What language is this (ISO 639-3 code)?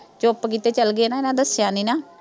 pan